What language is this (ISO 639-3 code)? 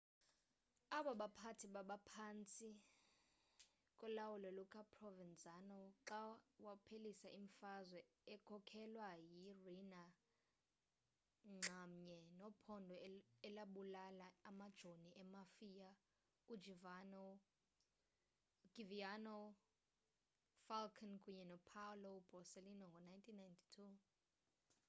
xho